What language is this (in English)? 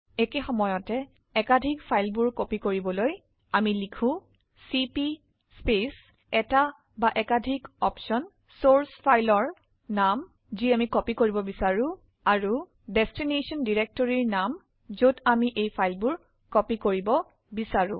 Assamese